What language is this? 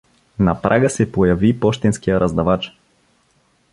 Bulgarian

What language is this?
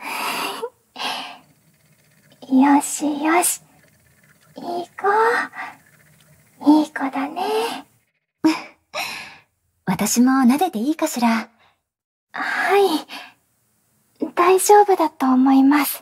Japanese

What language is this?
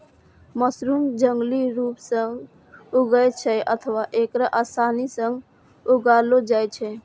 Maithili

